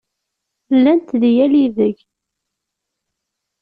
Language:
Kabyle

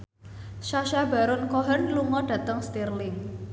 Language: Javanese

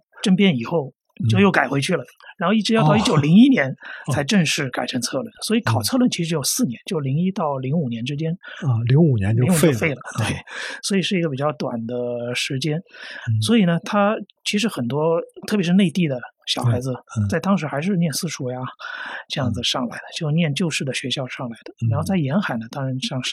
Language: Chinese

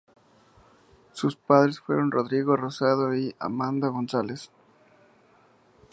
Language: Spanish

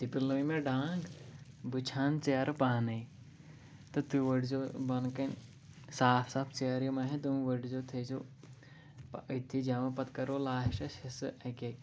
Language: Kashmiri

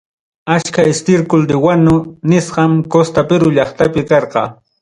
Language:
Ayacucho Quechua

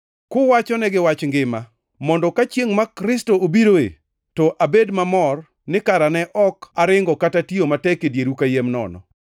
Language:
Luo (Kenya and Tanzania)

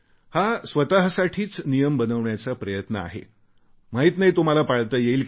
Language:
Marathi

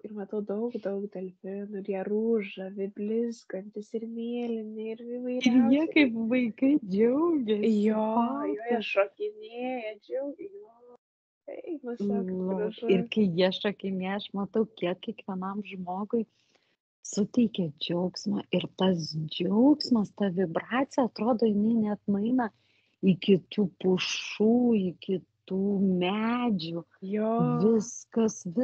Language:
Lithuanian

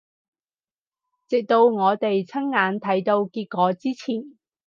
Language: Cantonese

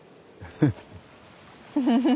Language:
Japanese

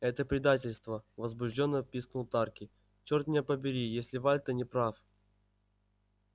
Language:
Russian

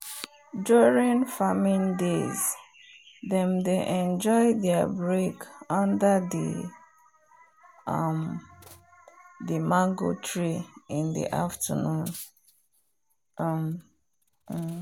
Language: Nigerian Pidgin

